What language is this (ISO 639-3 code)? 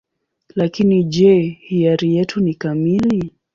swa